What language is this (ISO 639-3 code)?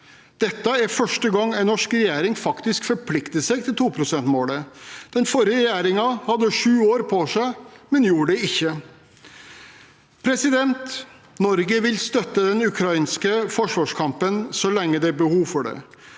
nor